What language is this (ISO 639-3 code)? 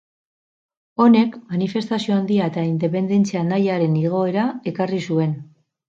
eus